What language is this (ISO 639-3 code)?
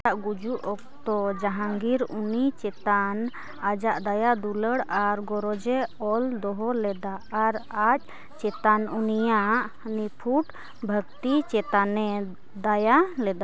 sat